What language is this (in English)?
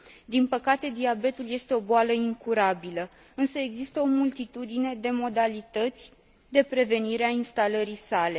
Romanian